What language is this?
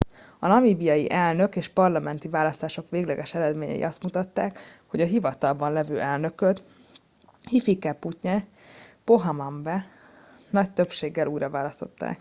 Hungarian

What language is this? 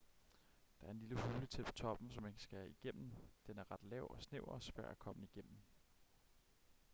Danish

